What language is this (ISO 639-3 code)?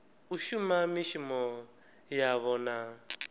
ven